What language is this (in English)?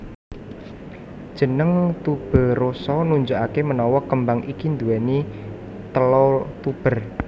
Javanese